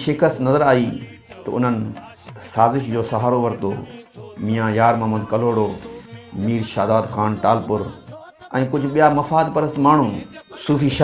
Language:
Sindhi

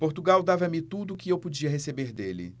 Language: Portuguese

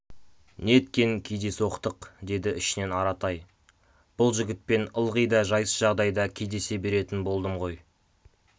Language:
Kazakh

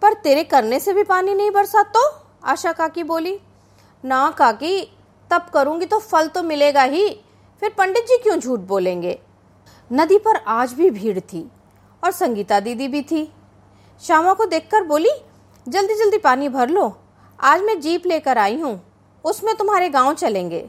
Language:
Hindi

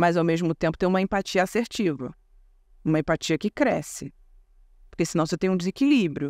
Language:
Portuguese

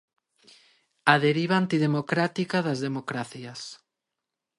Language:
Galician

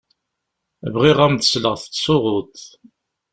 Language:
Kabyle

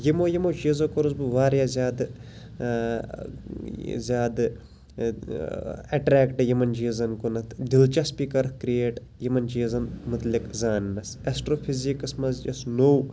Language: Kashmiri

